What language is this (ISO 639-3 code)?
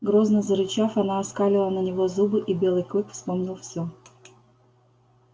rus